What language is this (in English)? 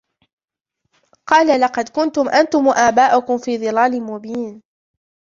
Arabic